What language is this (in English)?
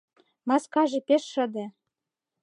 Mari